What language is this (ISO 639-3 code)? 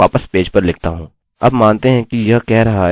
hin